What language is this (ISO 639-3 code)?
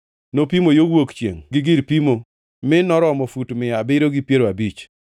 luo